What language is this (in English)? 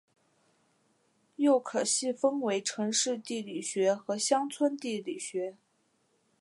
Chinese